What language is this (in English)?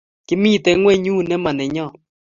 Kalenjin